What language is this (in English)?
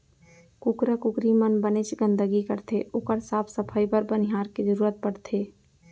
Chhattisgarhi